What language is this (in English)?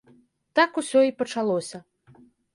Belarusian